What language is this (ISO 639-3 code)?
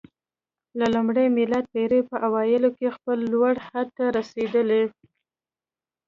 pus